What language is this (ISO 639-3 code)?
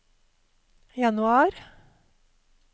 nor